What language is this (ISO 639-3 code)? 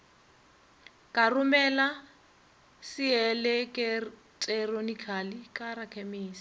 nso